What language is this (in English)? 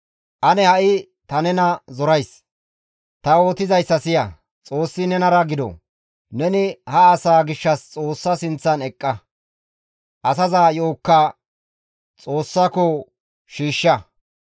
Gamo